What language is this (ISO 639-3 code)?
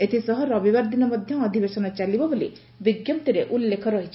ori